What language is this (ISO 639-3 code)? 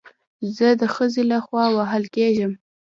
pus